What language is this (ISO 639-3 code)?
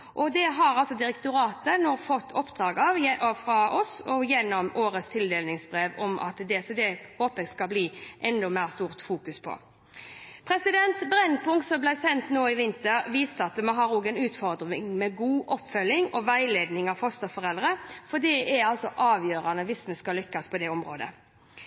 nob